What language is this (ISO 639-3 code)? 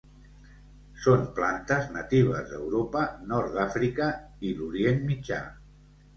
cat